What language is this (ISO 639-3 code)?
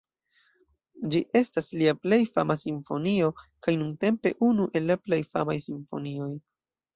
epo